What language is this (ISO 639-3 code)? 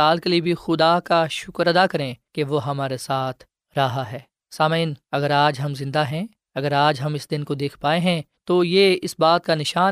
urd